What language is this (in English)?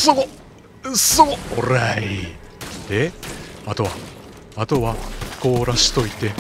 Japanese